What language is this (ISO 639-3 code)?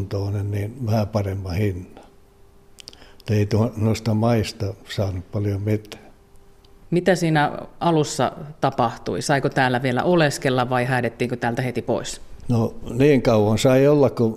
fin